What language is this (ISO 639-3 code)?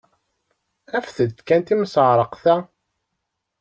kab